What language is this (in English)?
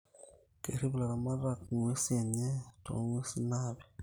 Masai